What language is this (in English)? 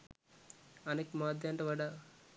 Sinhala